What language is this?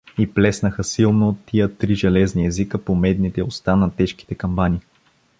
Bulgarian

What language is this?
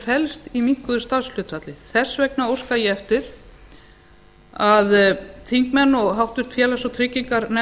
Icelandic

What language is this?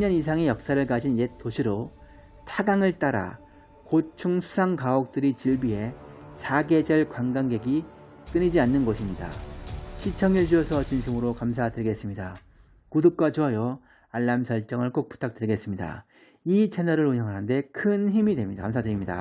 Korean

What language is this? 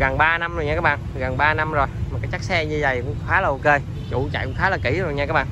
Vietnamese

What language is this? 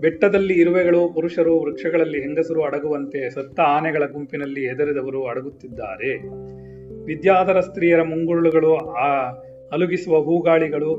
Kannada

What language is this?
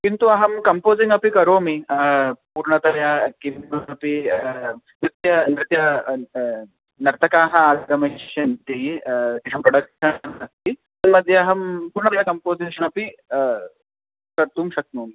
Sanskrit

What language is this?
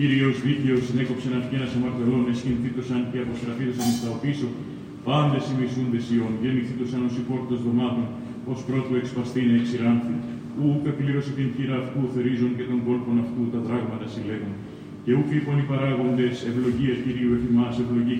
Greek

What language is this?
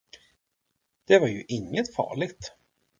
Swedish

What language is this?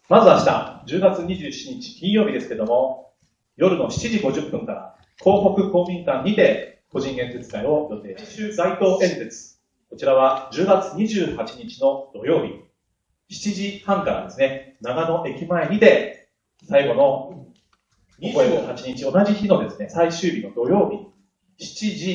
Japanese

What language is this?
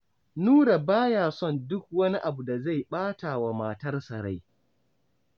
Hausa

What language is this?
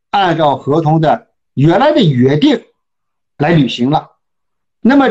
Chinese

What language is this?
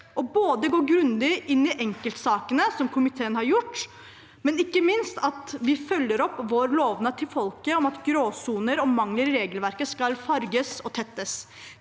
Norwegian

